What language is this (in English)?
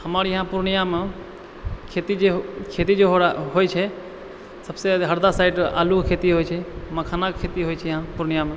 Maithili